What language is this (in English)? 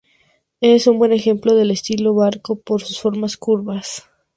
Spanish